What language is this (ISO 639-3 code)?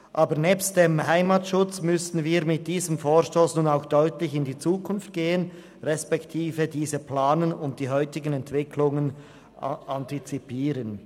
gsw